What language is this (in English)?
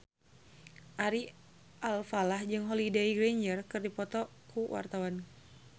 Sundanese